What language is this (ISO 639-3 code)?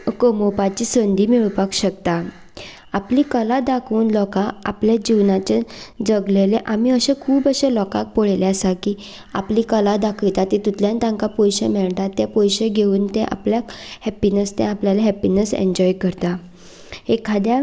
kok